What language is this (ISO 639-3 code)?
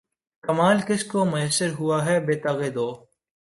urd